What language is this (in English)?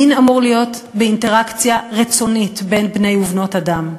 Hebrew